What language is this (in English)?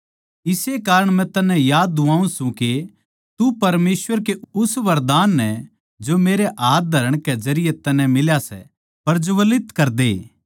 Haryanvi